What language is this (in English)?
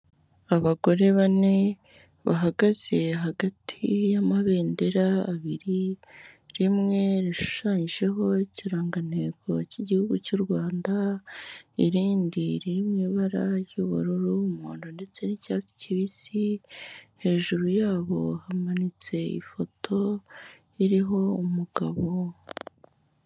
Kinyarwanda